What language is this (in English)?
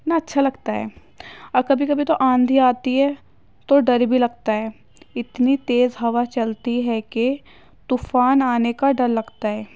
Urdu